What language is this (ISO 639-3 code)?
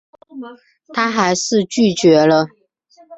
zho